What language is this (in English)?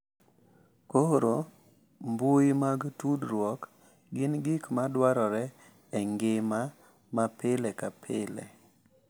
Luo (Kenya and Tanzania)